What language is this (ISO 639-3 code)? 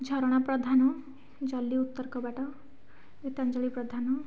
ori